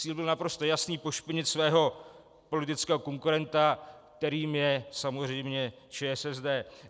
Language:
Czech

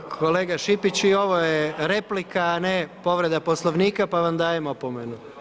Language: Croatian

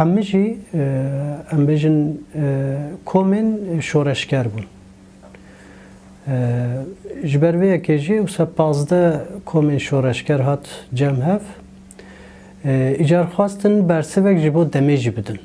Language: Arabic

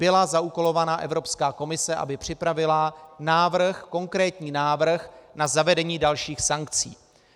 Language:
Czech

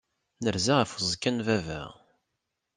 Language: Kabyle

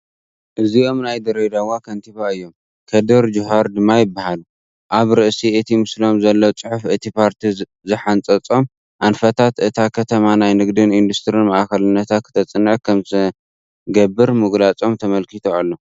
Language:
Tigrinya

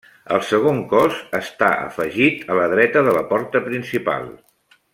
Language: Catalan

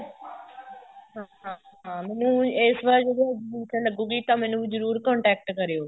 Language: Punjabi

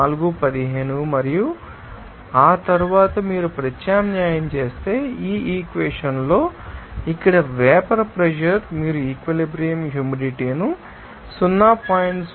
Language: Telugu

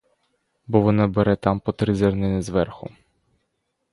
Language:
Ukrainian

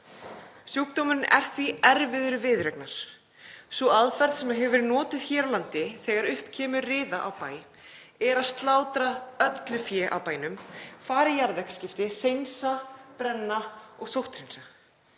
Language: Icelandic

